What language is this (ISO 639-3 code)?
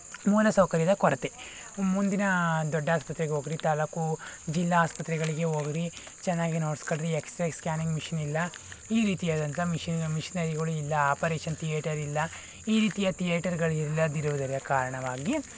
kan